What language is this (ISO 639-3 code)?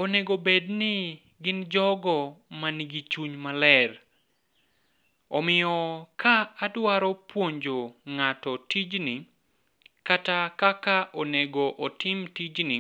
luo